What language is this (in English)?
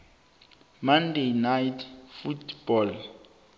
South Ndebele